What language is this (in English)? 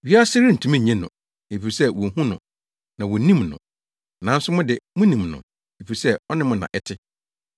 Akan